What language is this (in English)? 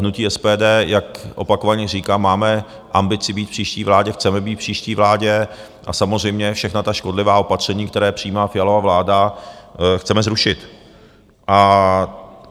Czech